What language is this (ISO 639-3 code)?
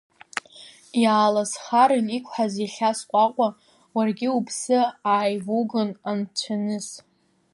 abk